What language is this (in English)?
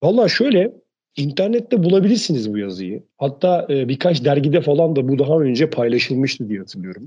Turkish